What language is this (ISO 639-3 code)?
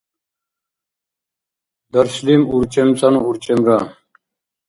dar